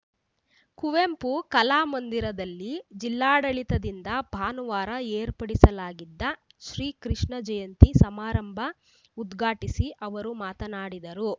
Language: Kannada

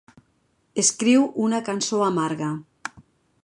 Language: Catalan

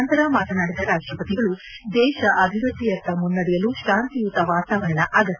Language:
Kannada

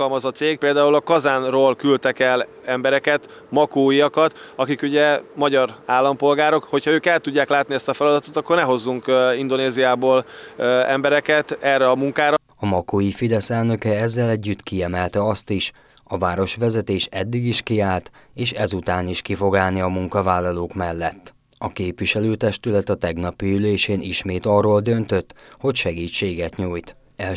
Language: Hungarian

